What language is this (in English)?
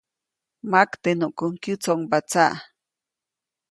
Copainalá Zoque